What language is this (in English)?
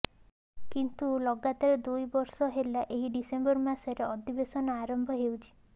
Odia